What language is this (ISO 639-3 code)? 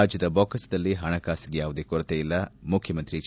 kan